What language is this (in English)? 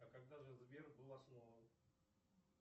Russian